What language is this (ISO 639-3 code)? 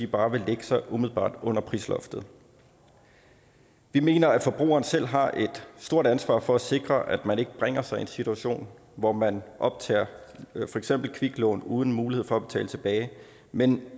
dan